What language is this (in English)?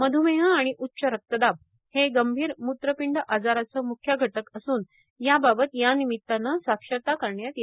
Marathi